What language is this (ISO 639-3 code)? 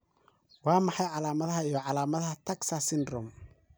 som